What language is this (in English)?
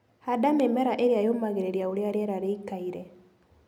Kikuyu